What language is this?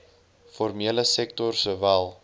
Afrikaans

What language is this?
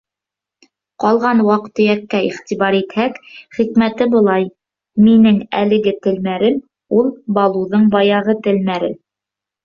Bashkir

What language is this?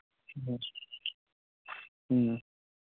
Manipuri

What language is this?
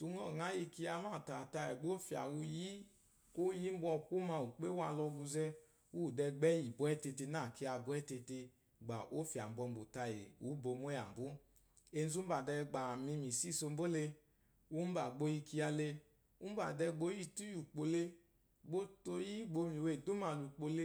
Eloyi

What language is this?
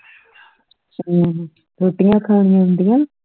Punjabi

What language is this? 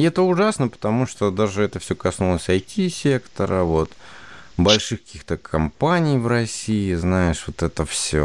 Russian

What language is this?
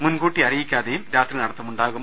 Malayalam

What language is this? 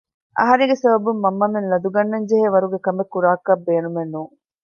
Divehi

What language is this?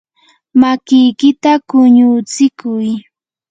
Yanahuanca Pasco Quechua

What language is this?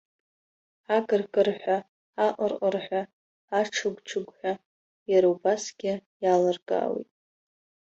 Abkhazian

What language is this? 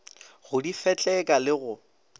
Northern Sotho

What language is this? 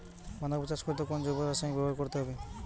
Bangla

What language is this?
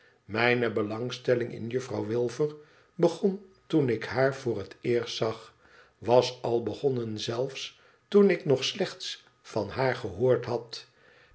Dutch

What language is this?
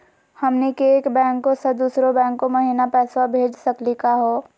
Magahi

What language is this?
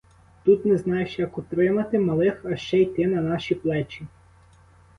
Ukrainian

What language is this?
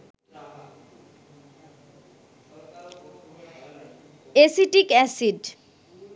Bangla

